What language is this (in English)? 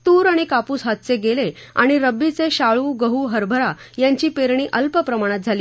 Marathi